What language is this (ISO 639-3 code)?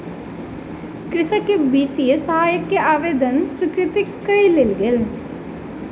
mai